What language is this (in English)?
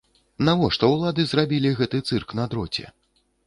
Belarusian